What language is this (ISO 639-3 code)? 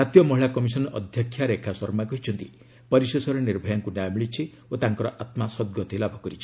ori